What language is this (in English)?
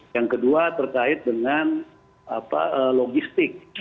Indonesian